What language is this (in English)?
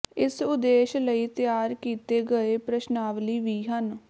Punjabi